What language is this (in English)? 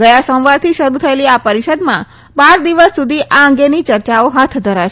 Gujarati